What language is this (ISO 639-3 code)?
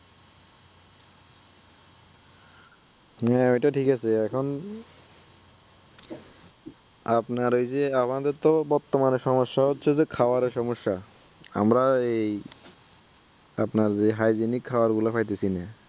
ben